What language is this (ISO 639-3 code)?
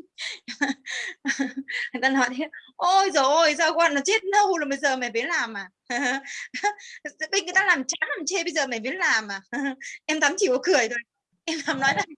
vie